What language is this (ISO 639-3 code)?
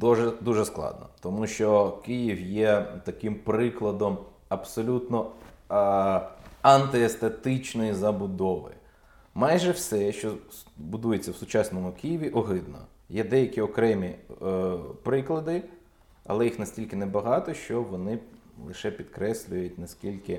ukr